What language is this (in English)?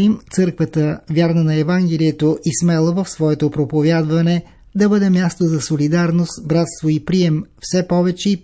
Bulgarian